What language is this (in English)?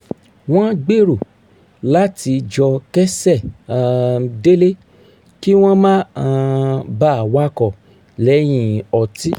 Yoruba